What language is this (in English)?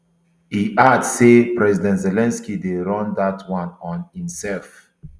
Nigerian Pidgin